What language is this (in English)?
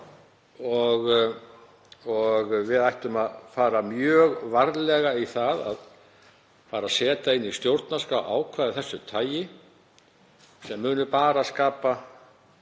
Icelandic